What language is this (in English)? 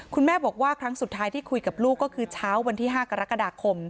Thai